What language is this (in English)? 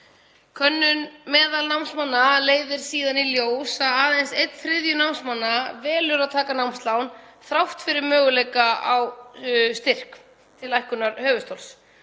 Icelandic